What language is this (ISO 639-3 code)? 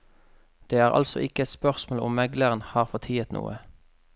nor